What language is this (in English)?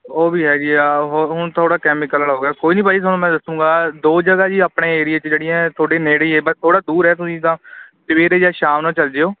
Punjabi